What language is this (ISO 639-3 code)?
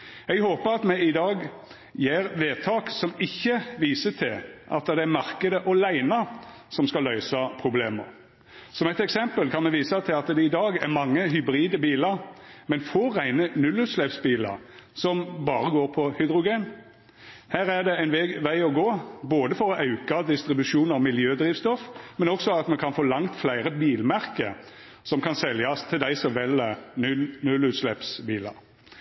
nno